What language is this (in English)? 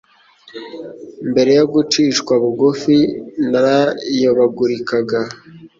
Kinyarwanda